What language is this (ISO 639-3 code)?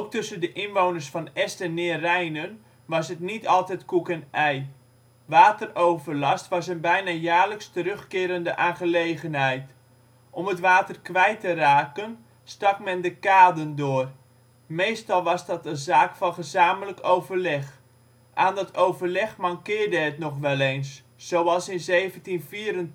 nld